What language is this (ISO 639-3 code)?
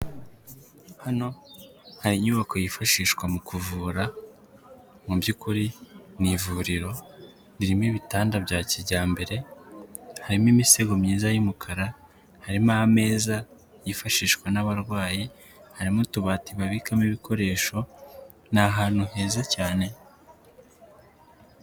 kin